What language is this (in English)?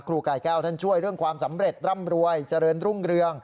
Thai